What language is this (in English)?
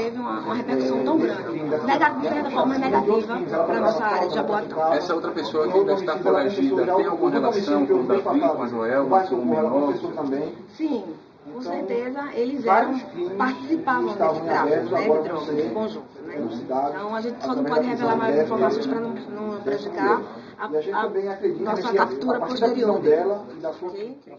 Portuguese